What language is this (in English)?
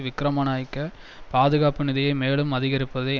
Tamil